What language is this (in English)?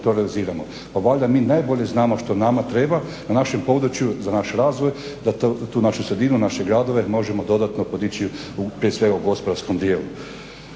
Croatian